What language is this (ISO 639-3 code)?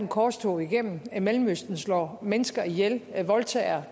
dan